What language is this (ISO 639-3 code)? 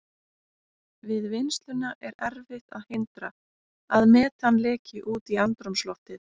isl